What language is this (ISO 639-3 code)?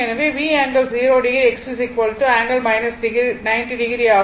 tam